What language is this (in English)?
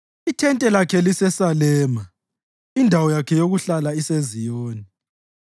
North Ndebele